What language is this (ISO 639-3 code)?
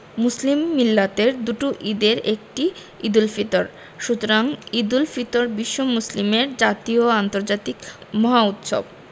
ben